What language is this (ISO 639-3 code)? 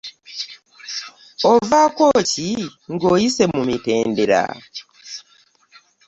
lug